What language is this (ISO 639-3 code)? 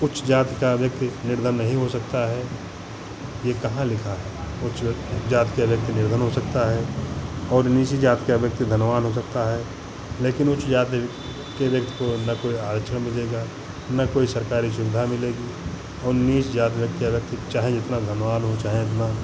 hin